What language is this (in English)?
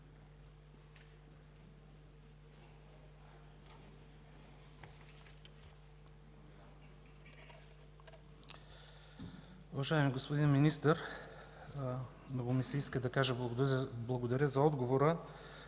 Bulgarian